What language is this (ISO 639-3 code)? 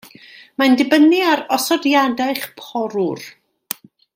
cym